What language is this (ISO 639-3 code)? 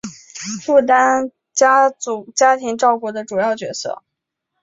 zho